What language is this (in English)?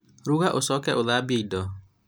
Kikuyu